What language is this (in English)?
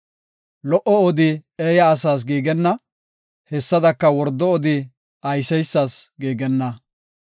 Gofa